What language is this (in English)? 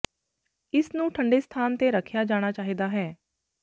Punjabi